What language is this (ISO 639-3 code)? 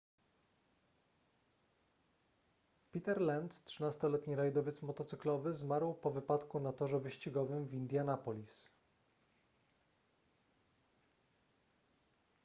pol